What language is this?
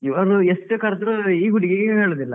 Kannada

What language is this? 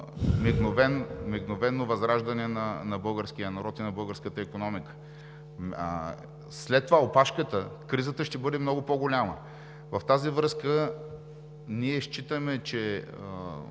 Bulgarian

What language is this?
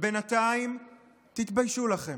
Hebrew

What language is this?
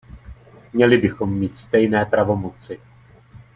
Czech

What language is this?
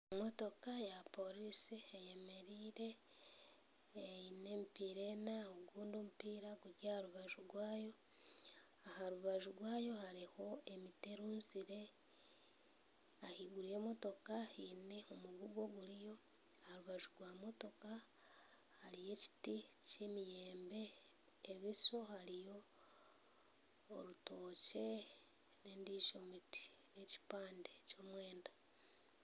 Nyankole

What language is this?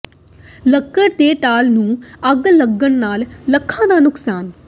Punjabi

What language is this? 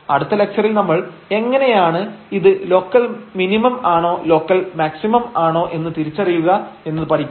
Malayalam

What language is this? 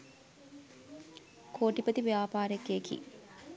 Sinhala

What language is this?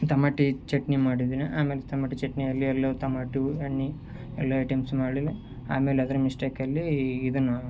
Kannada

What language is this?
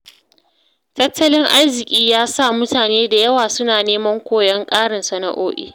Hausa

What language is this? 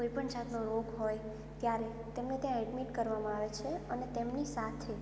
Gujarati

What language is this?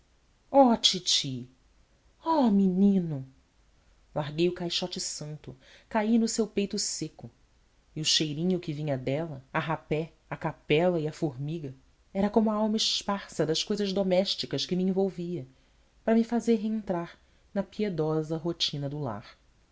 Portuguese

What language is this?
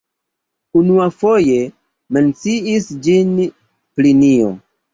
Esperanto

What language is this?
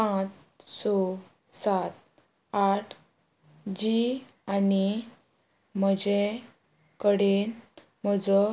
Konkani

